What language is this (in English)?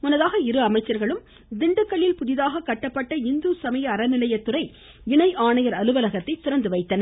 Tamil